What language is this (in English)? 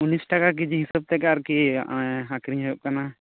Santali